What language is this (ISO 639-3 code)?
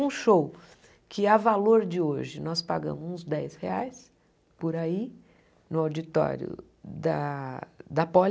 por